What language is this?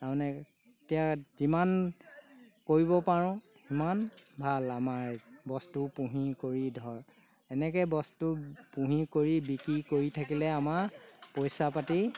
Assamese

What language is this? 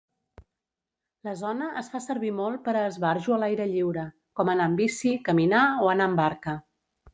Catalan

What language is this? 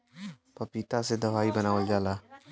Bhojpuri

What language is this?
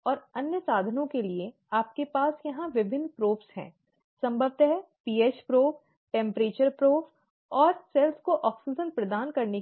Hindi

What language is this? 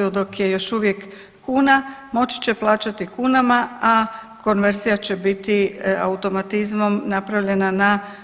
Croatian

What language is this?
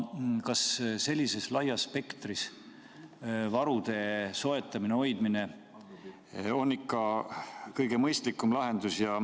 Estonian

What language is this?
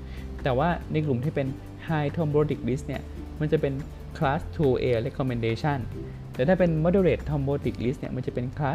Thai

